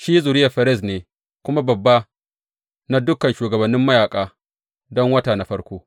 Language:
Hausa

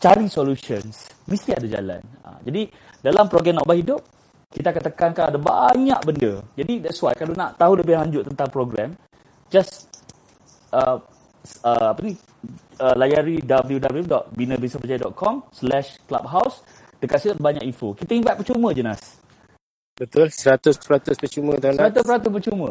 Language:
Malay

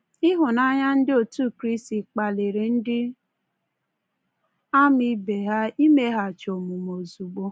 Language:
Igbo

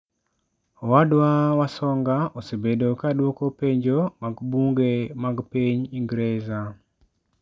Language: Luo (Kenya and Tanzania)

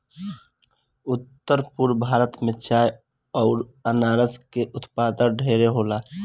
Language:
Bhojpuri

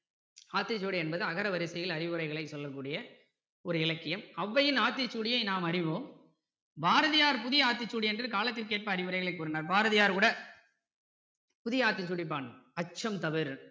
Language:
Tamil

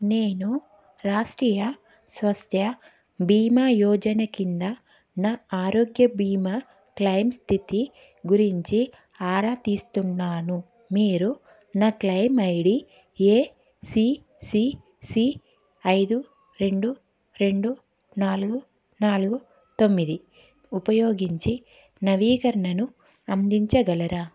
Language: Telugu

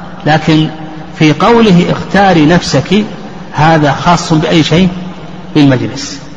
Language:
Arabic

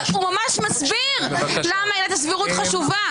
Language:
Hebrew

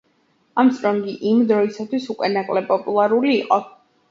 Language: Georgian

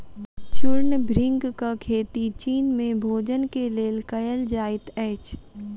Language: Maithili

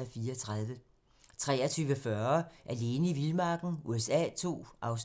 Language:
Danish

